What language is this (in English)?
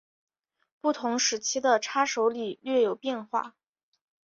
Chinese